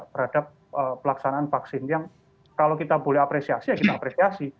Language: Indonesian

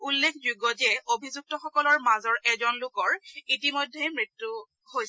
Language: Assamese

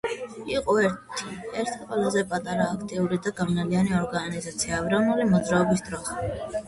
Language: Georgian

